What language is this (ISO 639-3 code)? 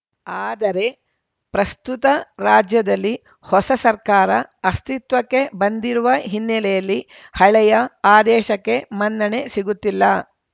kan